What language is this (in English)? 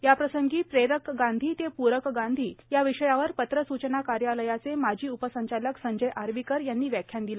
Marathi